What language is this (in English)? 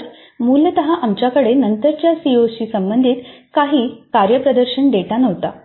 Marathi